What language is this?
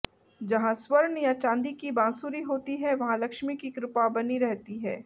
Hindi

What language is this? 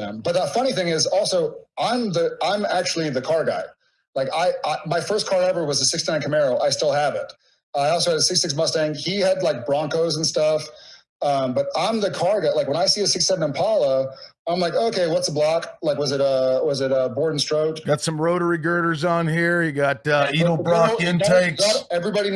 English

